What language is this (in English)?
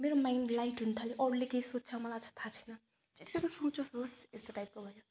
Nepali